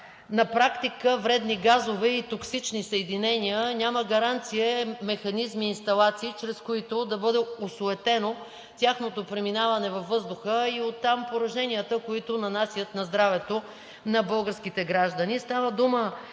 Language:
Bulgarian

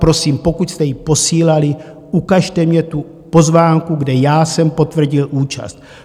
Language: Czech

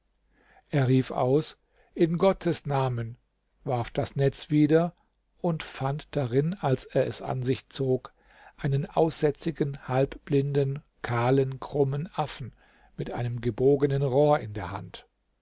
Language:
German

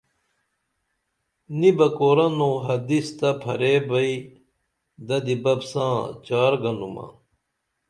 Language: Dameli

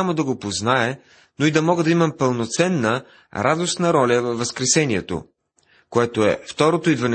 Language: Bulgarian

